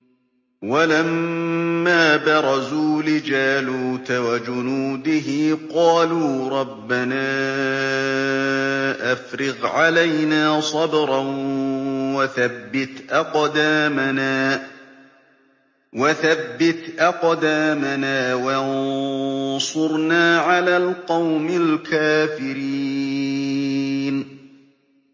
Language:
Arabic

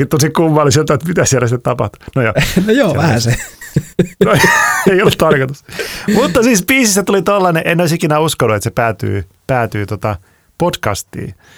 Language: Finnish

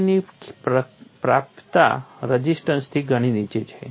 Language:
Gujarati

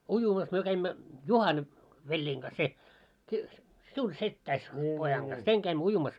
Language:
Finnish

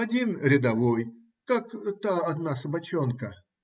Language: Russian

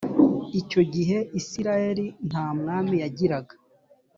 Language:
Kinyarwanda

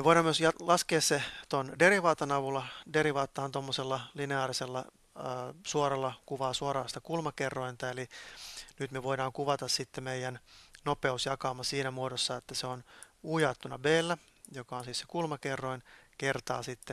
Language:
Finnish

